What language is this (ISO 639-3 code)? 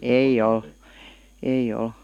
fin